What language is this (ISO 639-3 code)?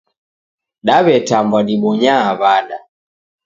dav